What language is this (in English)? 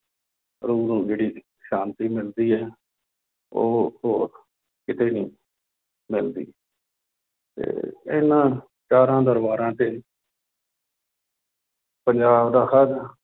Punjabi